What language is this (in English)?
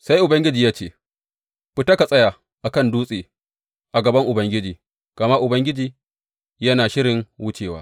Hausa